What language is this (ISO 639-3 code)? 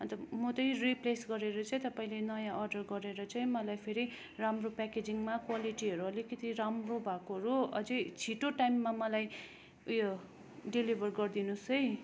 nep